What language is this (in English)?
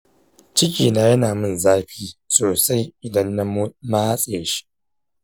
Hausa